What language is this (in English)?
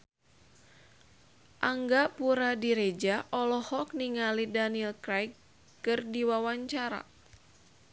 Sundanese